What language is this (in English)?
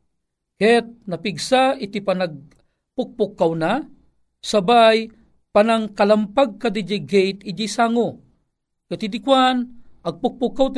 Filipino